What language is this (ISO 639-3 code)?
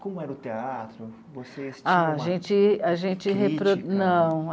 por